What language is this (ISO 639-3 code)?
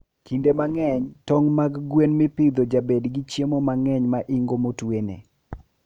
luo